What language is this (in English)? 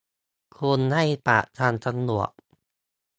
Thai